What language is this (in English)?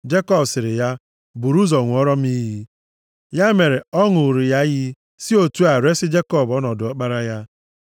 Igbo